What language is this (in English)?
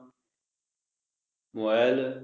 Punjabi